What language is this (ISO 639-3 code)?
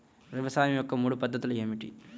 tel